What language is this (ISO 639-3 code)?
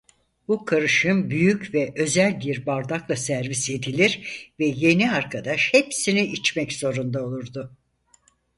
tur